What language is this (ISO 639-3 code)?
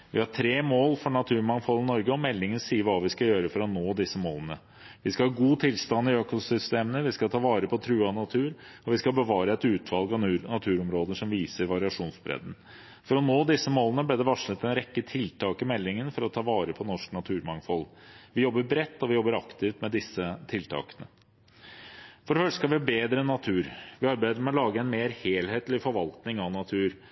nob